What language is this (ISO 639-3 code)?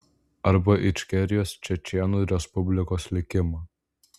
lit